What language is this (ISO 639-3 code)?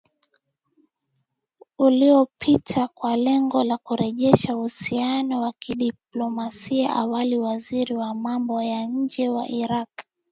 swa